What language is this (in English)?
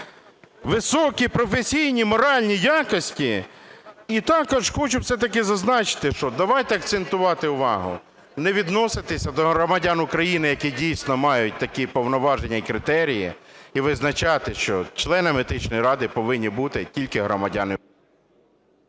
Ukrainian